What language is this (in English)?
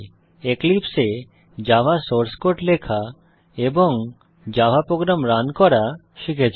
Bangla